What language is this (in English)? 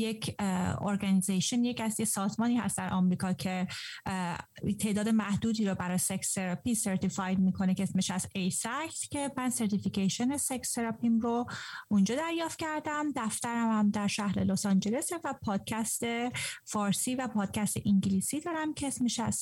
Persian